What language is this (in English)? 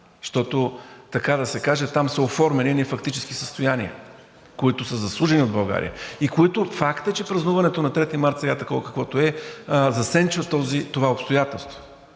Bulgarian